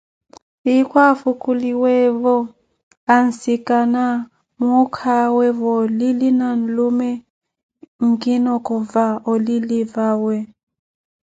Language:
Koti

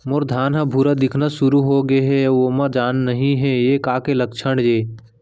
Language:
Chhattisgarhi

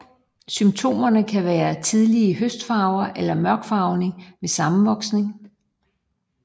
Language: Danish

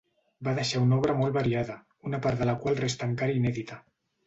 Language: Catalan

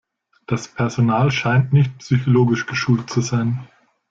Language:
German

